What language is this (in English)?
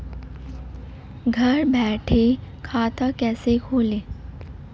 Hindi